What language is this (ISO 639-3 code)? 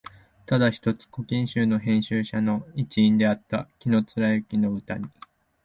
jpn